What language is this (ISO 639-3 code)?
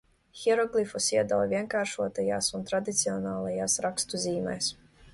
lav